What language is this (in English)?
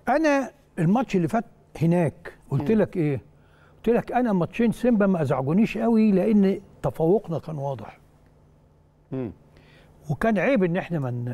Arabic